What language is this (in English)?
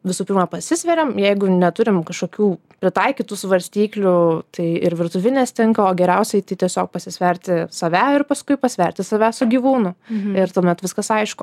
Lithuanian